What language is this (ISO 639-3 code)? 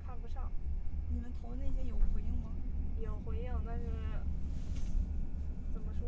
zho